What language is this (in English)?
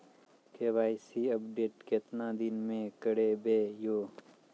Maithili